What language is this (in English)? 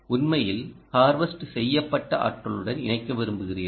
Tamil